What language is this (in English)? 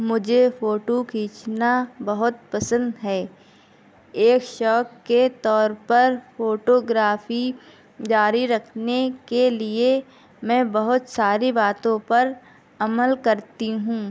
Urdu